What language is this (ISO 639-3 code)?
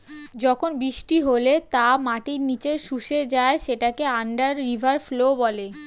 ben